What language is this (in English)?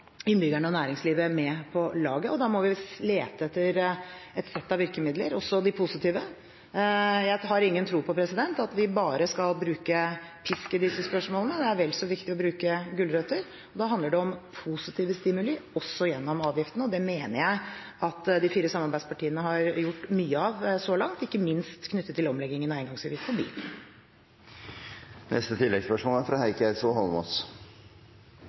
Norwegian